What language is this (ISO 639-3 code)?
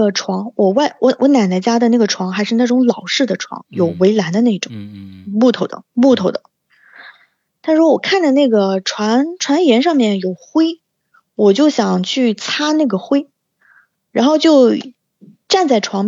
zho